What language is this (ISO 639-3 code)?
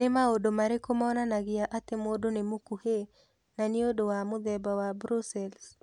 kik